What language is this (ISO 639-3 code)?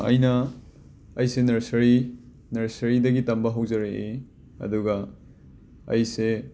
mni